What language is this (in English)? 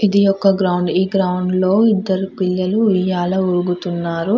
Telugu